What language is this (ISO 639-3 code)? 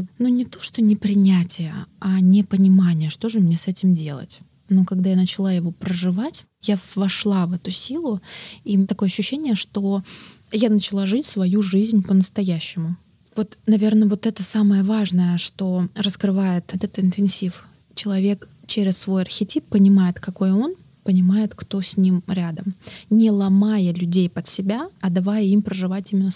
rus